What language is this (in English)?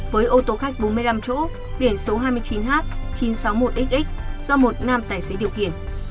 Vietnamese